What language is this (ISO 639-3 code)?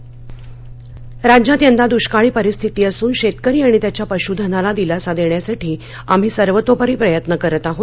mar